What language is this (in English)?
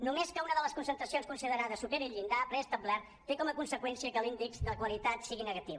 Catalan